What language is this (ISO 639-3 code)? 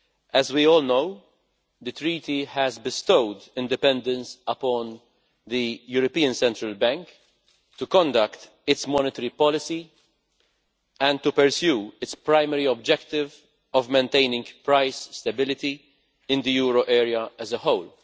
eng